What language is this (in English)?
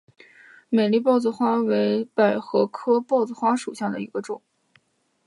Chinese